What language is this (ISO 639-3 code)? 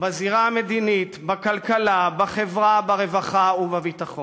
heb